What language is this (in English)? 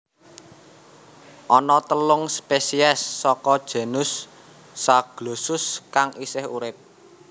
Javanese